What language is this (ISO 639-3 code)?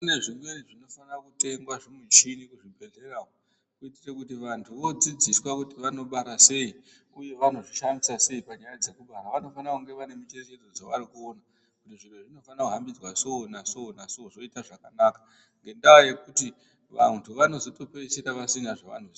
ndc